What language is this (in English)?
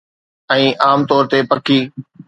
Sindhi